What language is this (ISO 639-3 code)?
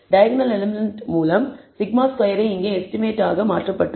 tam